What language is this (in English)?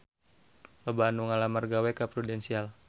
Sundanese